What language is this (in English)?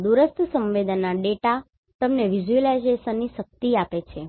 Gujarati